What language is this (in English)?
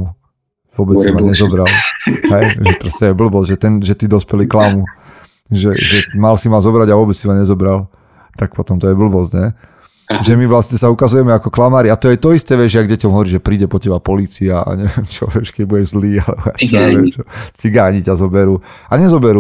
Slovak